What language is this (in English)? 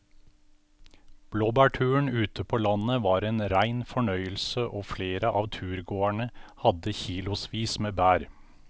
Norwegian